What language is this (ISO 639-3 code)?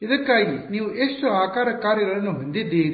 kan